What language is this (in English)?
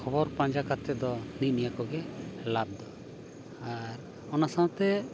Santali